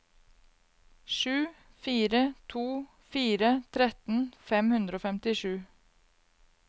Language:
Norwegian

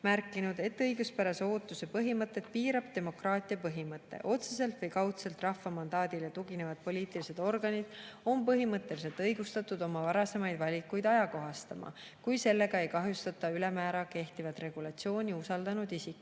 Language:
Estonian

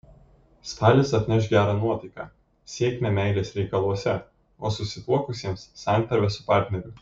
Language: Lithuanian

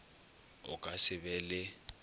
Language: Northern Sotho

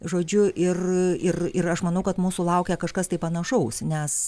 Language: Lithuanian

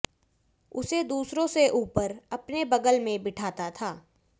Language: Hindi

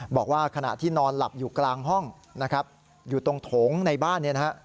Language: Thai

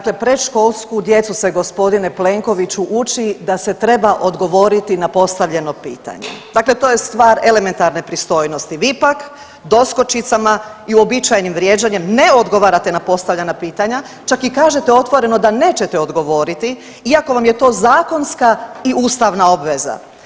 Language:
Croatian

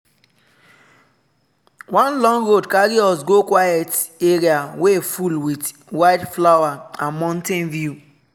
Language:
Nigerian Pidgin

